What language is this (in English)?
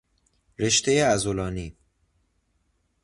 Persian